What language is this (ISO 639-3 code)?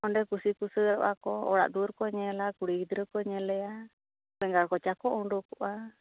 sat